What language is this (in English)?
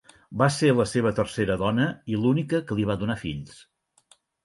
Catalan